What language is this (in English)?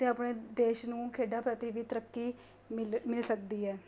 Punjabi